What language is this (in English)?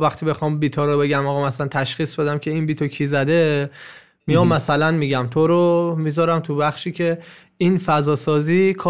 Persian